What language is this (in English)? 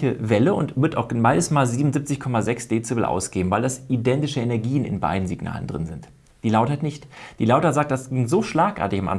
German